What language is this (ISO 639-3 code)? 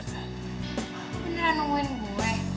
ind